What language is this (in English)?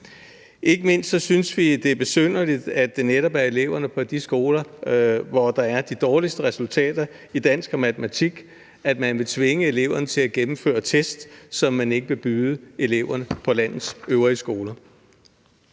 Danish